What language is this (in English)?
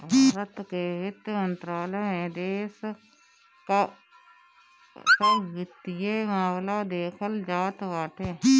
Bhojpuri